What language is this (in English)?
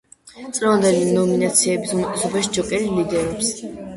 Georgian